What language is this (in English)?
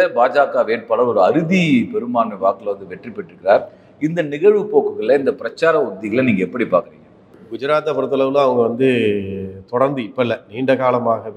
Hindi